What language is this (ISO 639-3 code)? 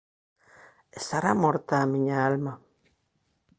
glg